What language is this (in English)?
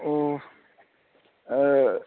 Manipuri